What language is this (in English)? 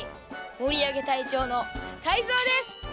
Japanese